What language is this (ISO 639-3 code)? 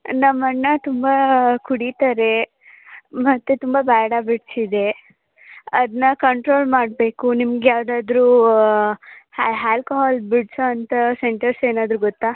kan